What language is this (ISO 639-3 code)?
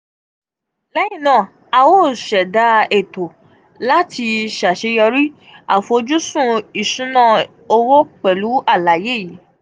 yor